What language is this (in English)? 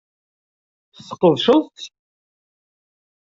Kabyle